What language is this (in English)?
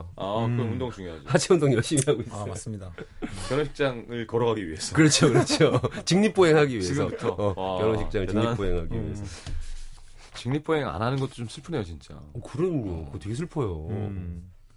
Korean